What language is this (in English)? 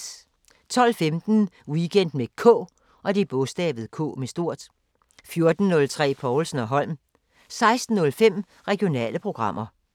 Danish